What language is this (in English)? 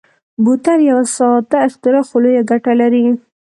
Pashto